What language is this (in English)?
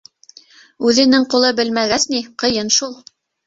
Bashkir